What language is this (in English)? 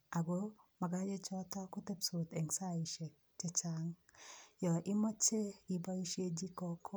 Kalenjin